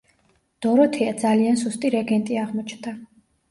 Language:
Georgian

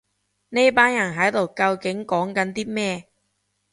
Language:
Cantonese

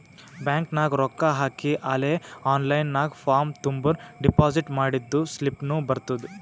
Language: Kannada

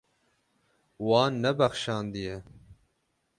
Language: Kurdish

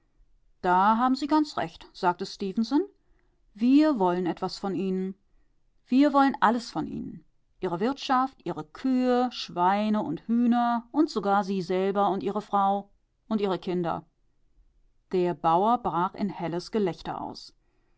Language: German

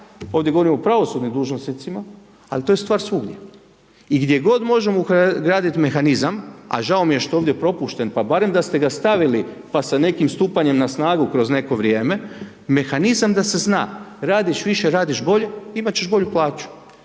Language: Croatian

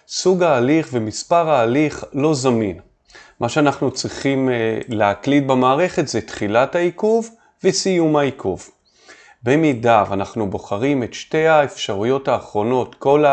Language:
Hebrew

